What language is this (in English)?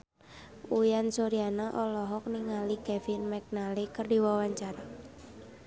Sundanese